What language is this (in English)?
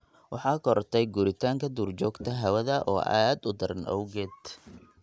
Somali